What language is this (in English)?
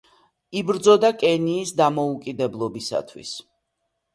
Georgian